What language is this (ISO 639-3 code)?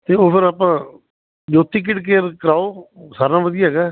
pan